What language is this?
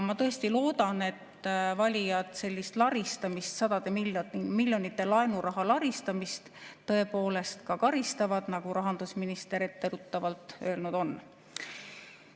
Estonian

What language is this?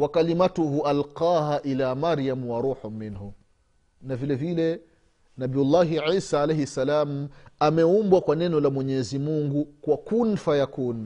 Swahili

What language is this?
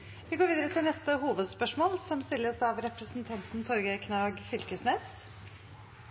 Norwegian Bokmål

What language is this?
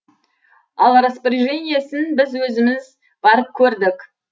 Kazakh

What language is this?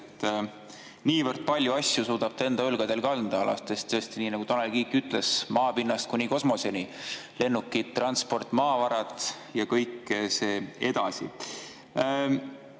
Estonian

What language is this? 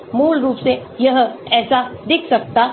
Hindi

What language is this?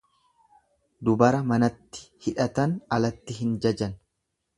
Oromo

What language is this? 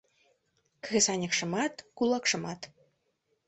Mari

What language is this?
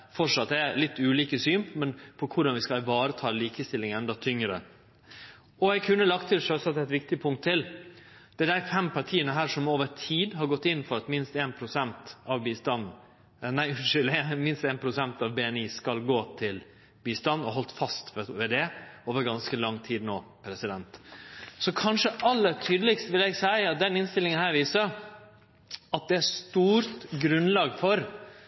Norwegian Nynorsk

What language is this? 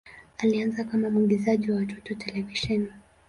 Swahili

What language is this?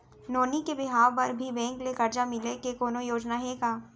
Chhattisgarhi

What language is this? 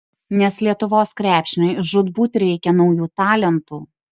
Lithuanian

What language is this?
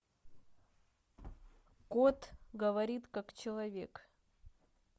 Russian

